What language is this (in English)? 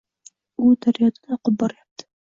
Uzbek